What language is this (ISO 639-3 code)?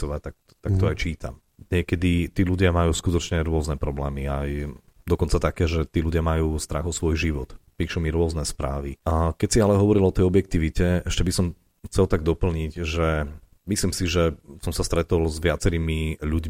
slk